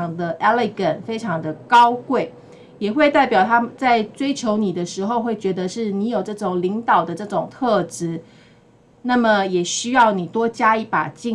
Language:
Chinese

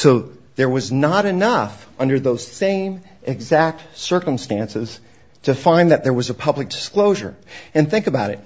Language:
English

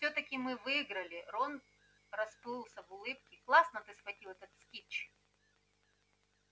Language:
Russian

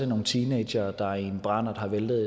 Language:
Danish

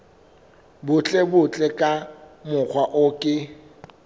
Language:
Southern Sotho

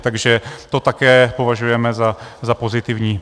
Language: Czech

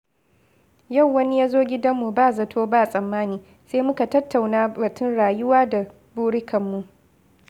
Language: Hausa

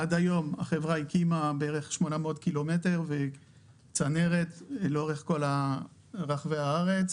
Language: Hebrew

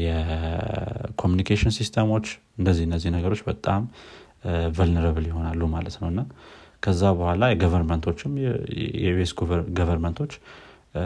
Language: Amharic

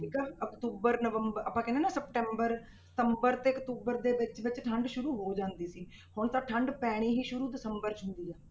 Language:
Punjabi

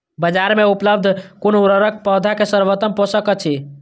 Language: Maithili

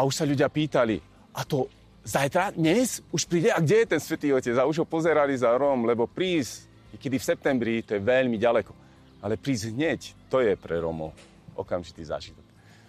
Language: Slovak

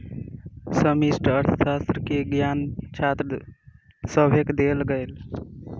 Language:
Maithili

